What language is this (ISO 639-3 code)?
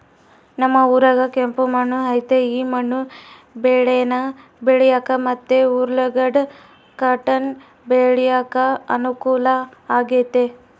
kan